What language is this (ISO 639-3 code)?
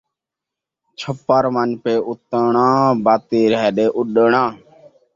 skr